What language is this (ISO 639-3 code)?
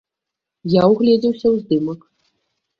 bel